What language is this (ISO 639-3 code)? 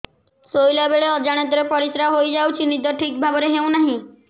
ori